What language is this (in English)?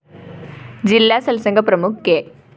Malayalam